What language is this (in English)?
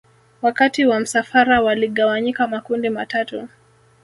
Swahili